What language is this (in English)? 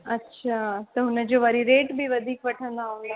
Sindhi